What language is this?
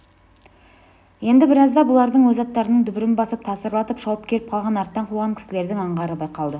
Kazakh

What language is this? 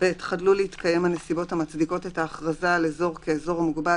Hebrew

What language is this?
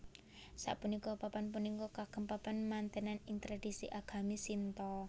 Javanese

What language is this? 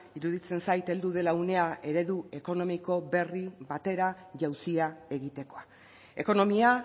Basque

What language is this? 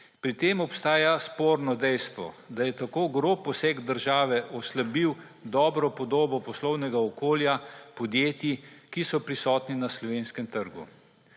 Slovenian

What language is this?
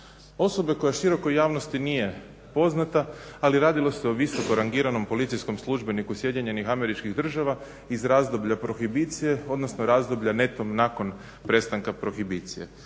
Croatian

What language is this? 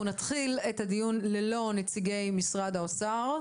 Hebrew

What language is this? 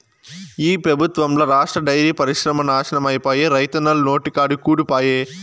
Telugu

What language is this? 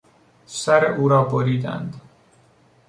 Persian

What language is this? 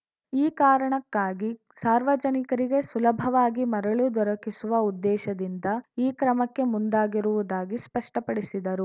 Kannada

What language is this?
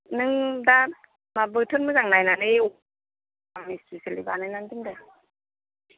Bodo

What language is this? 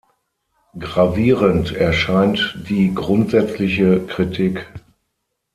German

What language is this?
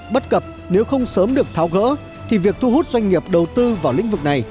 Vietnamese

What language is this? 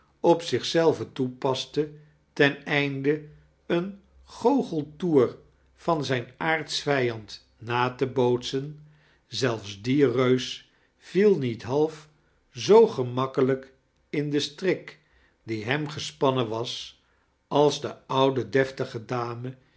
Dutch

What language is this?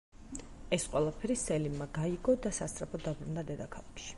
Georgian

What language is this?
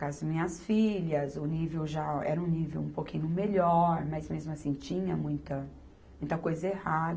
Portuguese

